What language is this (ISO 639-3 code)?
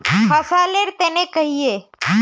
mag